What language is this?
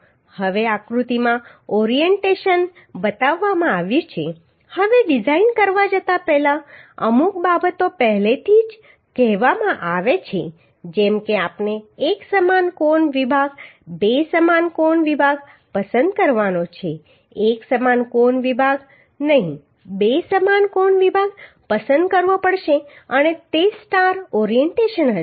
Gujarati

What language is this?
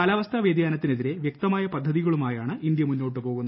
Malayalam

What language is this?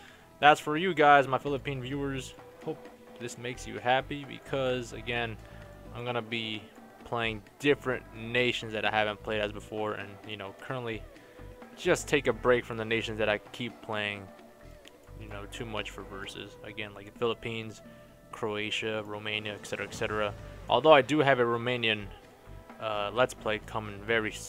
English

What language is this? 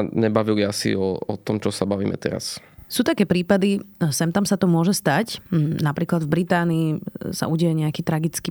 Slovak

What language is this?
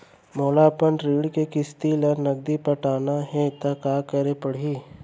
Chhattisgarhi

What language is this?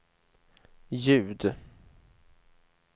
Swedish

